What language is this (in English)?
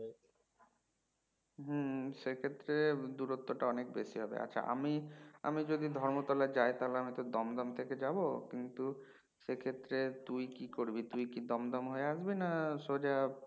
Bangla